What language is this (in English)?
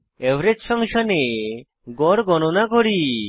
Bangla